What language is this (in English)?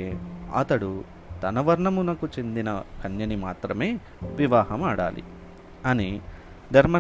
Telugu